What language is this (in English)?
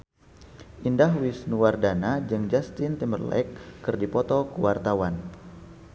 Sundanese